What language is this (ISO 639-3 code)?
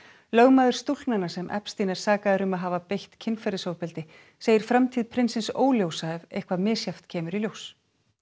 isl